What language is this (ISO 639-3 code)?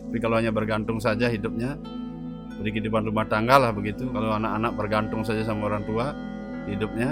ind